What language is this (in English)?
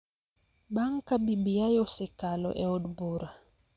Luo (Kenya and Tanzania)